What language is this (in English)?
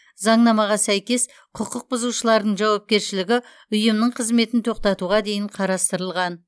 Kazakh